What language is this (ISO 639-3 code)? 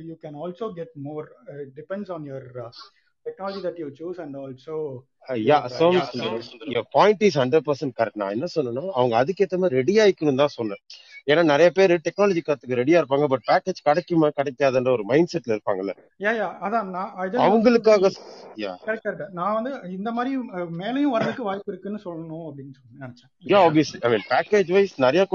tam